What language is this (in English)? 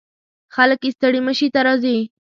Pashto